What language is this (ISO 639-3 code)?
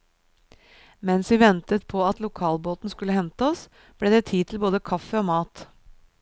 nor